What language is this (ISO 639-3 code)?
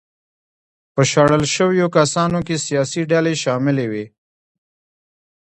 pus